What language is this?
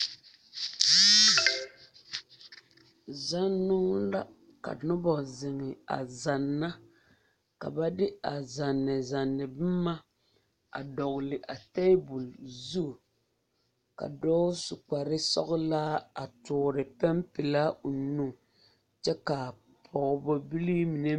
Southern Dagaare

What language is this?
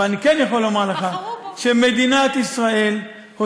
Hebrew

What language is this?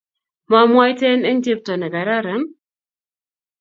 Kalenjin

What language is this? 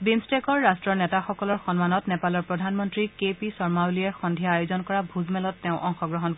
Assamese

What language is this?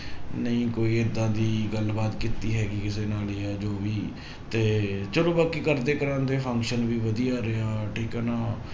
Punjabi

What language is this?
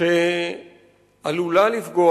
Hebrew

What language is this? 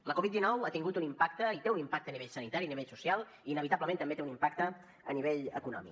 Catalan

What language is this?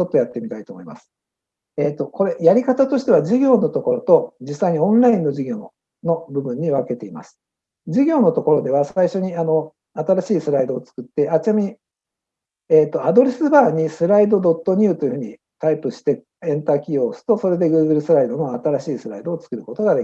Japanese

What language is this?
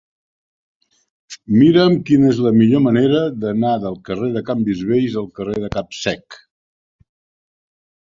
Catalan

